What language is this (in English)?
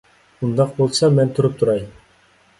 Uyghur